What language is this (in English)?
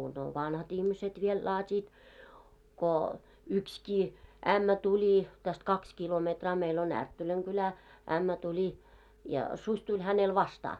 Finnish